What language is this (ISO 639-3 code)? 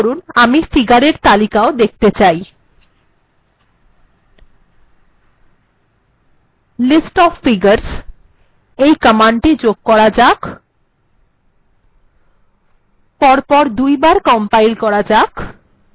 ben